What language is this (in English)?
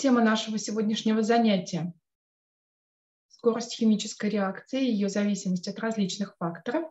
Russian